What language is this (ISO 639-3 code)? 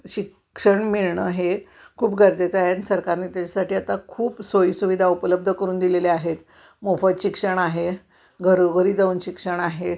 mar